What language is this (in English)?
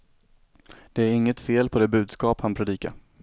Swedish